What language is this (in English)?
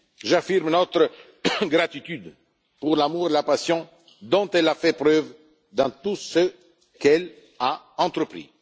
French